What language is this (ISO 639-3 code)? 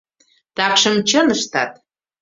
chm